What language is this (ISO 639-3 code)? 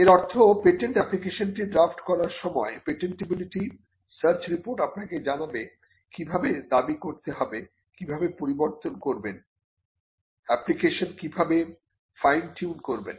ben